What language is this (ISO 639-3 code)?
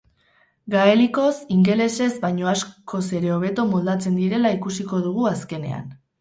eus